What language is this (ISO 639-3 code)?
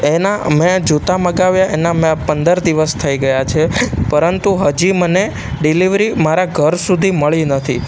guj